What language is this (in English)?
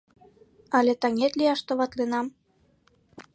Mari